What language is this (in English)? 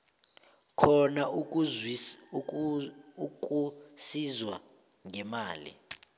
South Ndebele